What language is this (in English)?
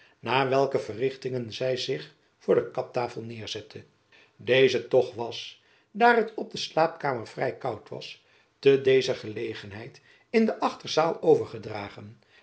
Dutch